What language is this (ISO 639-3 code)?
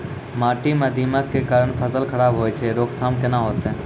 mai